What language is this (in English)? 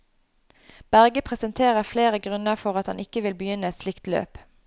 Norwegian